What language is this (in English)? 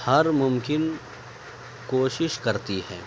Urdu